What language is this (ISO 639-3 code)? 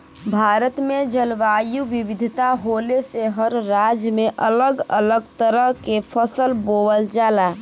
bho